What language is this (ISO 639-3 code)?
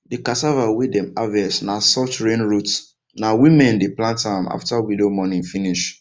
pcm